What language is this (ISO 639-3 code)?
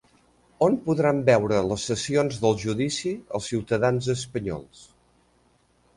cat